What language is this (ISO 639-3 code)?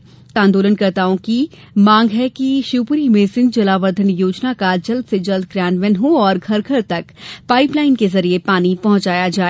hin